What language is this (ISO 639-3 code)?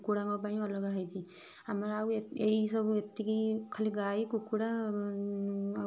ori